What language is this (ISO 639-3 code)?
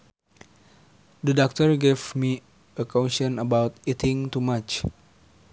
sun